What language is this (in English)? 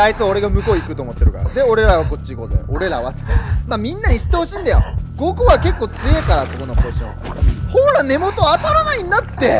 Japanese